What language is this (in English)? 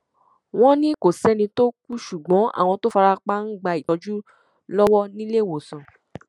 Yoruba